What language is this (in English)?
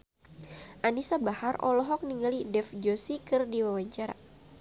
Sundanese